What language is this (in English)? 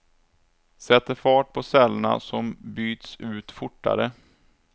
Swedish